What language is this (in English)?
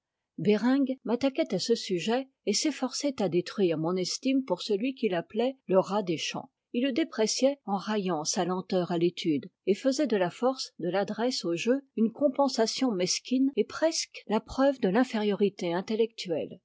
French